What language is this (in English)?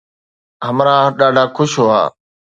Sindhi